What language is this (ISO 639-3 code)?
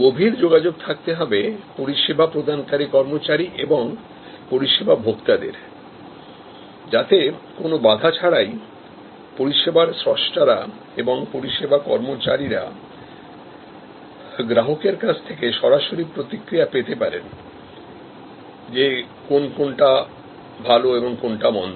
ben